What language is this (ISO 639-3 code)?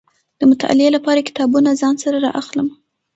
pus